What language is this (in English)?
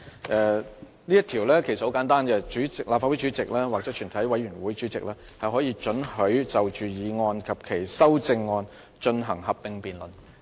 Cantonese